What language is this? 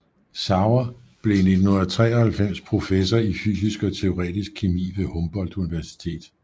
Danish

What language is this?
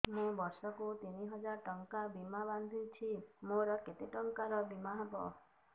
Odia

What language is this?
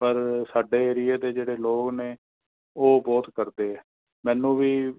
Punjabi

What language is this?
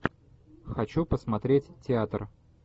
Russian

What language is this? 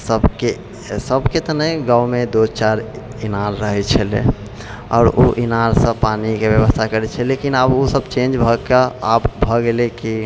Maithili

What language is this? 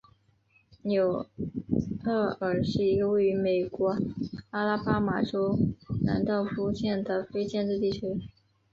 Chinese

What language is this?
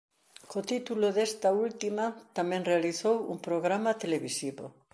Galician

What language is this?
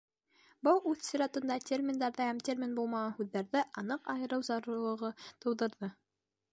Bashkir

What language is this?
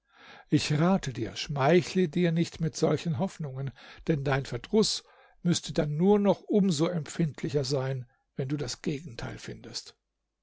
German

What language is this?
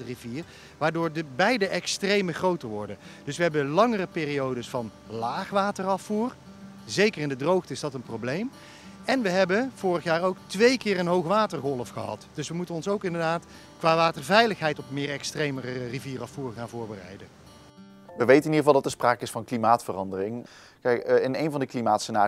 Dutch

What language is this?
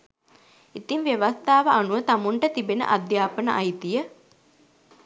Sinhala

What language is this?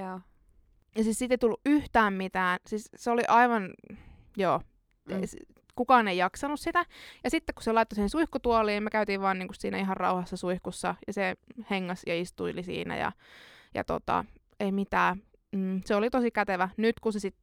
Finnish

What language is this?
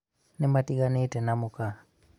Kikuyu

